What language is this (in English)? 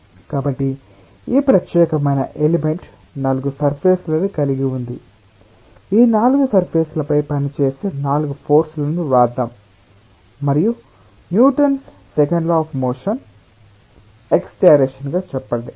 Telugu